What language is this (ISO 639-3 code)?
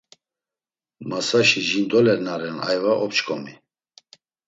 lzz